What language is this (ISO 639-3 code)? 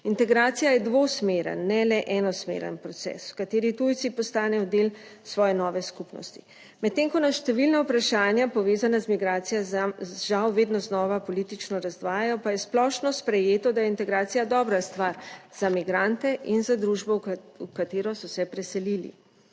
slv